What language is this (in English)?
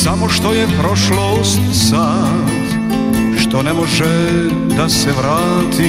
Croatian